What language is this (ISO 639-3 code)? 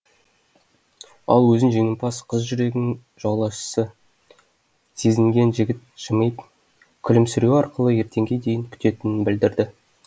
kaz